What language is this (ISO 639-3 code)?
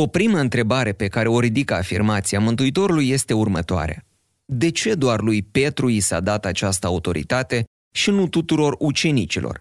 ron